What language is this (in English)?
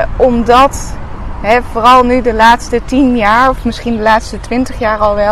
Dutch